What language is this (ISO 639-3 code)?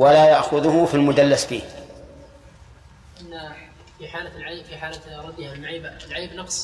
ara